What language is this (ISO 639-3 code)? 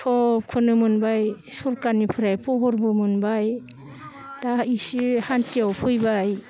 brx